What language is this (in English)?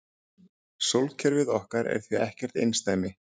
Icelandic